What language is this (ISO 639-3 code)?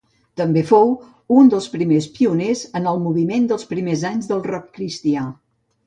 cat